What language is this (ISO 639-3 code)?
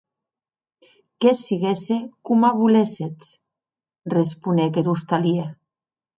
oci